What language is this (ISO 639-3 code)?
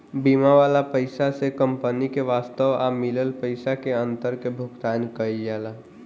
bho